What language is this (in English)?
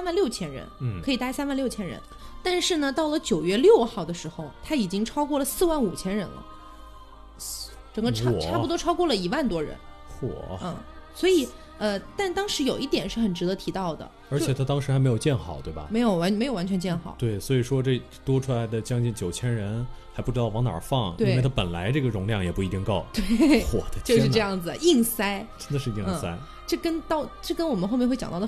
Chinese